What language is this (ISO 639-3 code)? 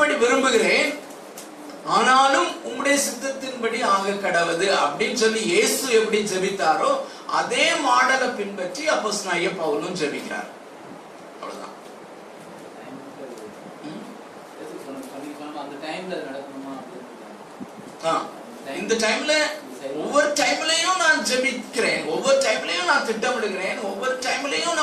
tam